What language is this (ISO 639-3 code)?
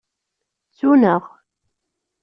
kab